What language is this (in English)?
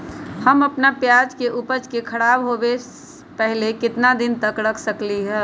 Magahi